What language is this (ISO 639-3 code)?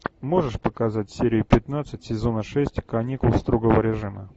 rus